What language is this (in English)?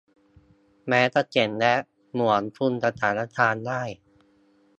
Thai